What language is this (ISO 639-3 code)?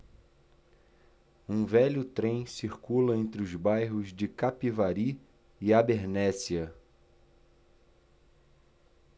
por